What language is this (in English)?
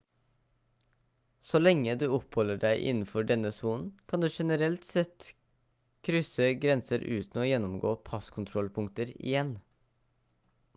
Norwegian Bokmål